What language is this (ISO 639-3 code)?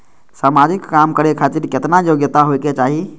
mai